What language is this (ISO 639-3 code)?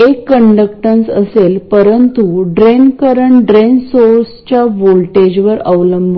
mar